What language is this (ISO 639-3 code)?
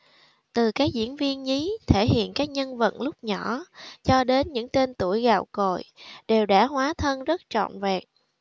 vie